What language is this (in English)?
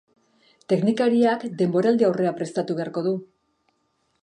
Basque